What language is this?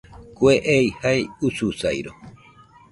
Nüpode Huitoto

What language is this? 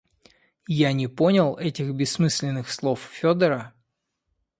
Russian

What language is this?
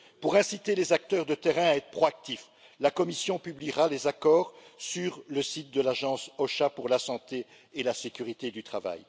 French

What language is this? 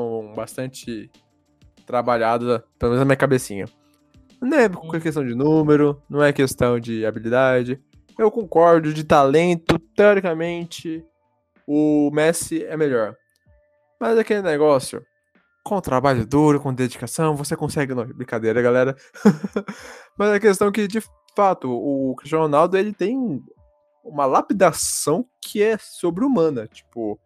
Portuguese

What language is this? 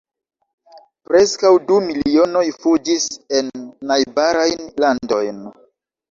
Esperanto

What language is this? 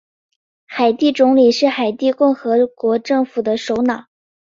Chinese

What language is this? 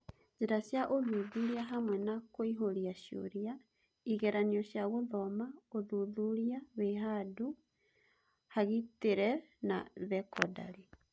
Kikuyu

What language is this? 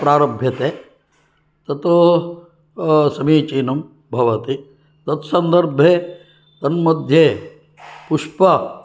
Sanskrit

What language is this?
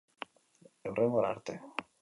Basque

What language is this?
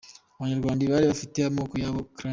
Kinyarwanda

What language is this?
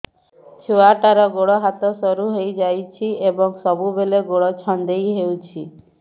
Odia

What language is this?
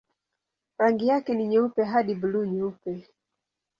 Swahili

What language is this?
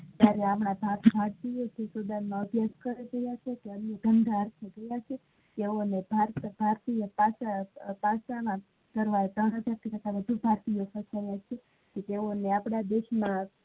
Gujarati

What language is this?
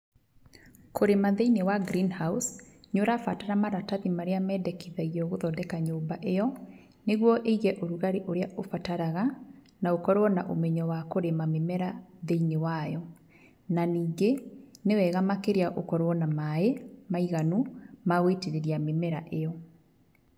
Kikuyu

